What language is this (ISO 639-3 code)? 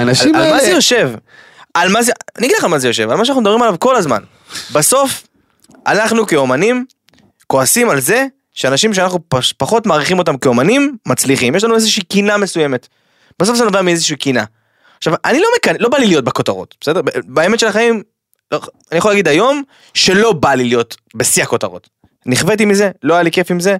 heb